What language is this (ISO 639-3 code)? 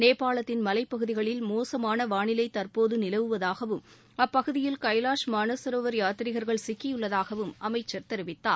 tam